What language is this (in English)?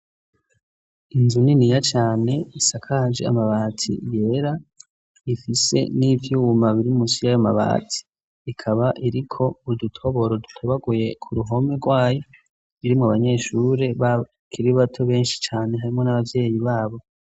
Rundi